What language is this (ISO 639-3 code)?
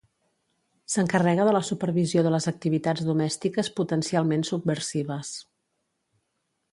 cat